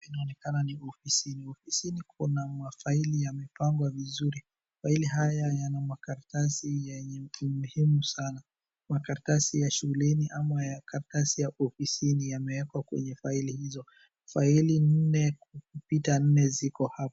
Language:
Swahili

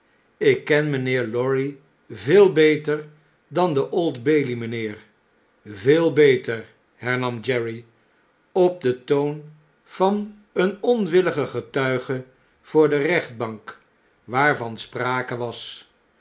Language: Dutch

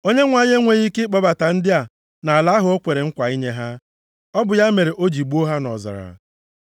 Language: Igbo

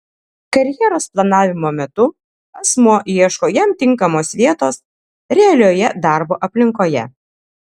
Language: Lithuanian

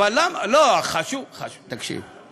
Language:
Hebrew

